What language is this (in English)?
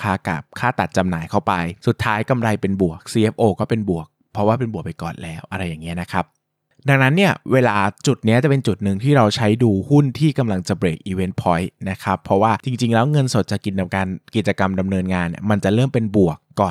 Thai